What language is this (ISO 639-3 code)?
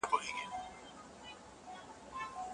pus